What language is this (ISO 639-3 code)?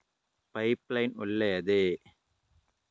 kan